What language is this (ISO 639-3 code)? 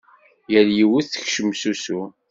kab